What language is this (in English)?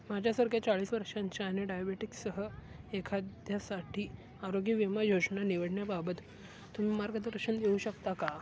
Marathi